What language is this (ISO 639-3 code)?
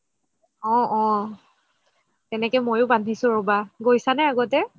asm